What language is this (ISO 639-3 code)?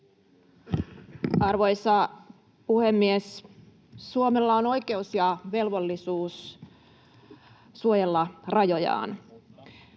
fin